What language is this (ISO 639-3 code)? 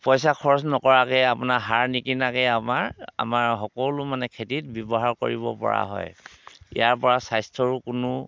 asm